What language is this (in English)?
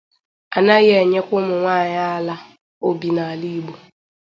Igbo